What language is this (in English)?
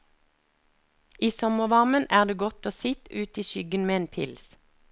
Norwegian